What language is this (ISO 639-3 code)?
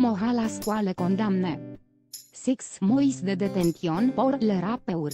ron